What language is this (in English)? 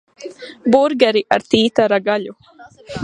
Latvian